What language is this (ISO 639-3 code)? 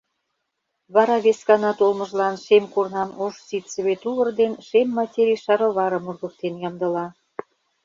chm